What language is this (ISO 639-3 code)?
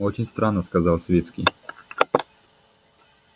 rus